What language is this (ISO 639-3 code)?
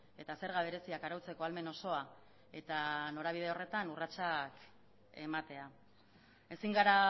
eus